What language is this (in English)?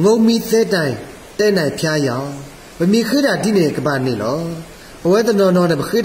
Korean